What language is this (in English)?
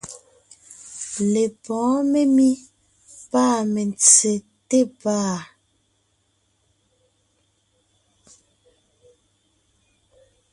Ngiemboon